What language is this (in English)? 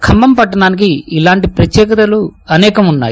Telugu